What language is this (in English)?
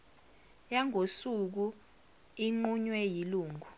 Zulu